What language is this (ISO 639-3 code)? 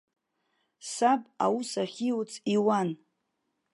abk